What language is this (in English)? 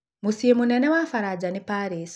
Kikuyu